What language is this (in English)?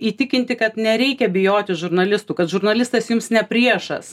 Lithuanian